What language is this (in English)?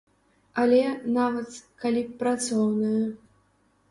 Belarusian